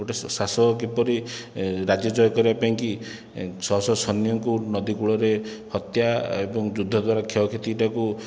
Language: Odia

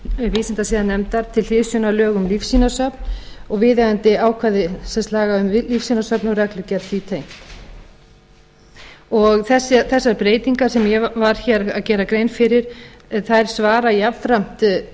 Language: Icelandic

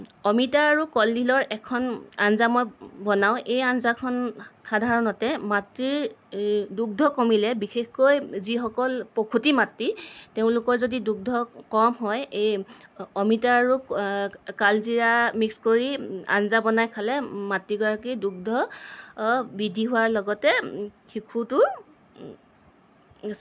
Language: Assamese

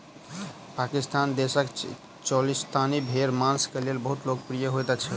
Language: Maithili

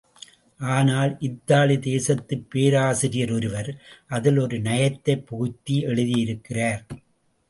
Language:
Tamil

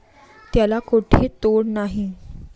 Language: Marathi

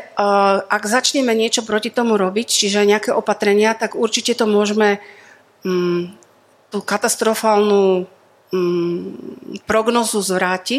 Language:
Slovak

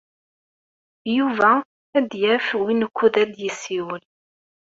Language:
Kabyle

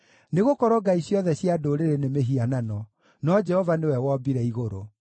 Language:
Kikuyu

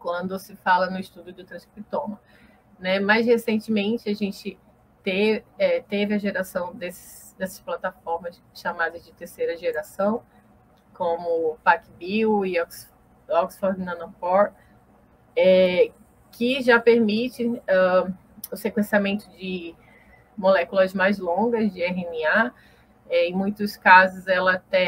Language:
Portuguese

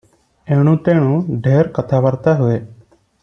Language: Odia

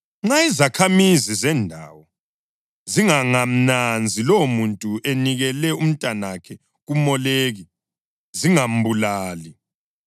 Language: North Ndebele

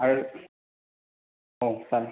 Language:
Bodo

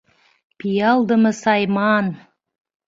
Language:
Mari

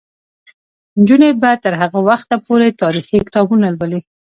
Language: Pashto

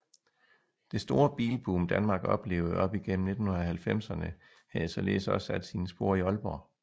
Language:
Danish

